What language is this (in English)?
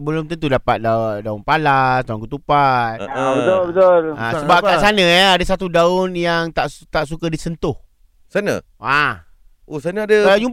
Malay